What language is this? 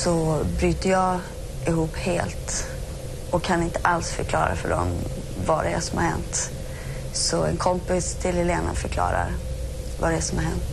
Swedish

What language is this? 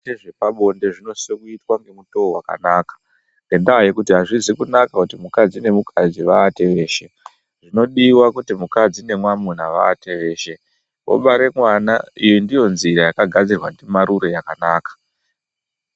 Ndau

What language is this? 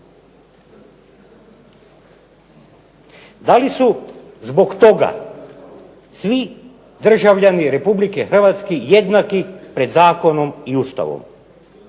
Croatian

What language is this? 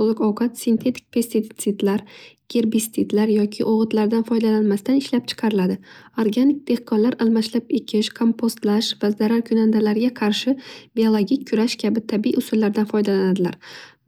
Uzbek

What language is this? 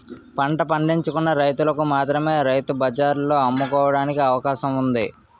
Telugu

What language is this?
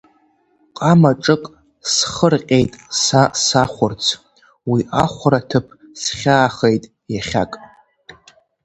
Abkhazian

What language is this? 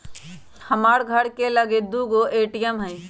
Magahi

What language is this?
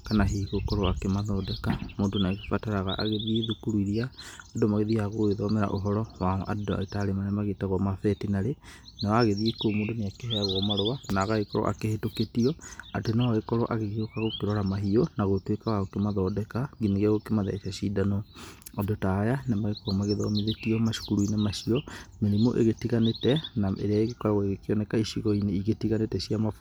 Kikuyu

